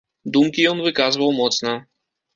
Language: Belarusian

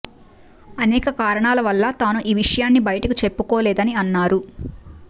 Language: Telugu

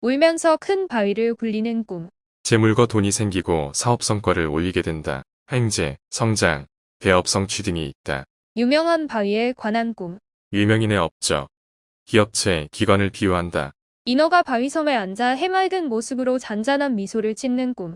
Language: Korean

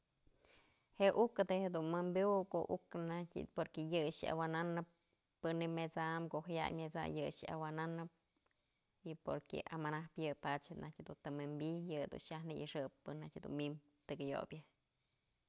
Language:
Mazatlán Mixe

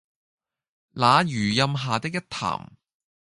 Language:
Cantonese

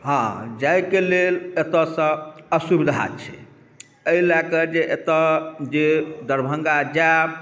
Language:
Maithili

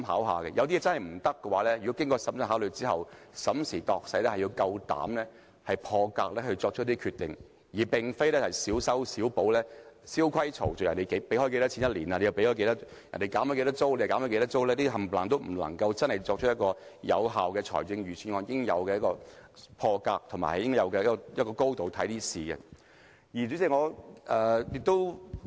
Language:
Cantonese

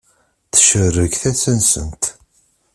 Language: Kabyle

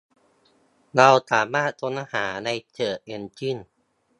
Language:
Thai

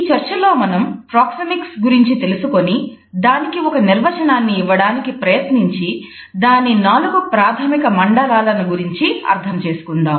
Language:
Telugu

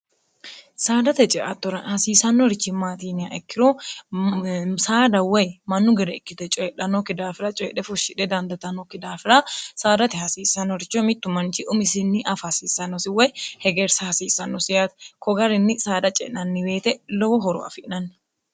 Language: Sidamo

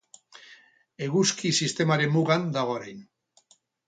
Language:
Basque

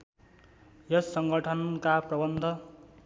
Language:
Nepali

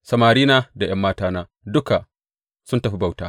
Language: Hausa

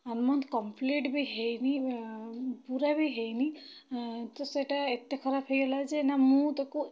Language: Odia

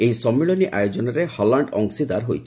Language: Odia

